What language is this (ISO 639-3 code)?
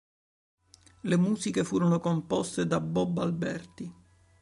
ita